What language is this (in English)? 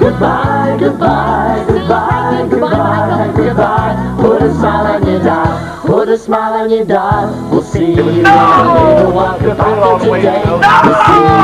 English